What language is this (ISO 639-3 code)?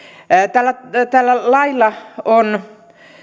fin